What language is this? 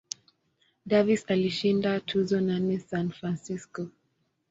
Swahili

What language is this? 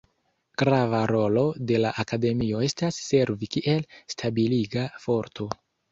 Esperanto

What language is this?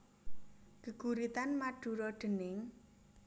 Javanese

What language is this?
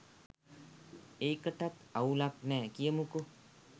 Sinhala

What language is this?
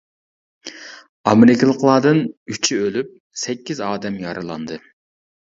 Uyghur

